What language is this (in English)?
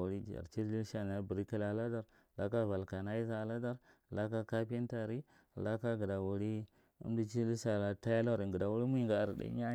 Marghi Central